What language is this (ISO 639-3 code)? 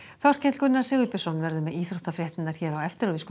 isl